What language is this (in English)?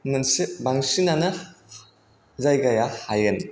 Bodo